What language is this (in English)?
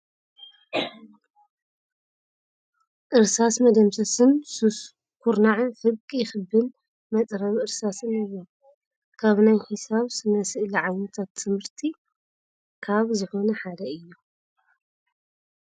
Tigrinya